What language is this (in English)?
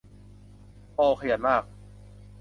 Thai